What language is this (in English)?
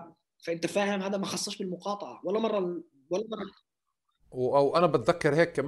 Arabic